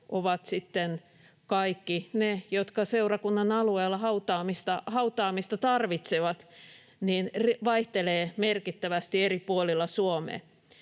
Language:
Finnish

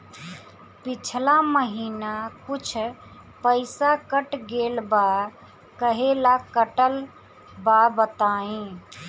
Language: Bhojpuri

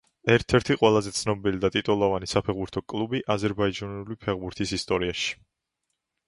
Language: Georgian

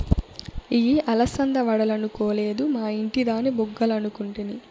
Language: Telugu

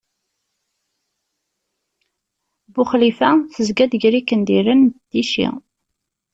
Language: Kabyle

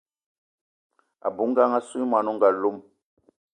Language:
Eton (Cameroon)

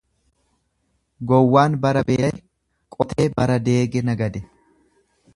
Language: Oromo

